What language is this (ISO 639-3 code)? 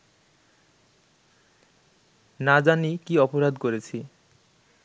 ben